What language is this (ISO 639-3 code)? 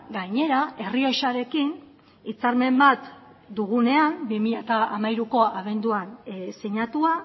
eus